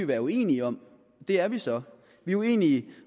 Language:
Danish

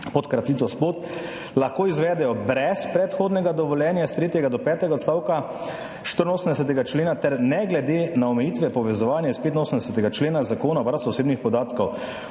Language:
Slovenian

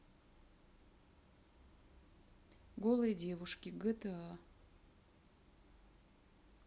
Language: Russian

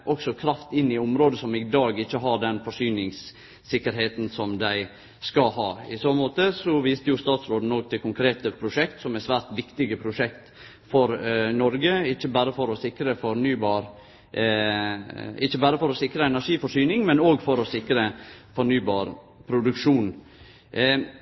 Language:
Norwegian Nynorsk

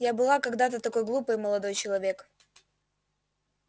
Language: Russian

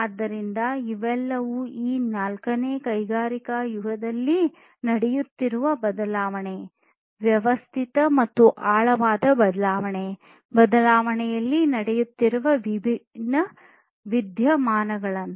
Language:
Kannada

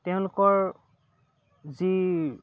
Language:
Assamese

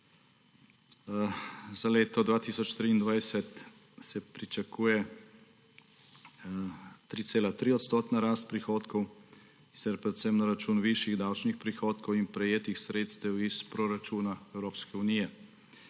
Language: Slovenian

